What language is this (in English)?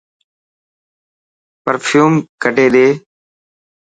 Dhatki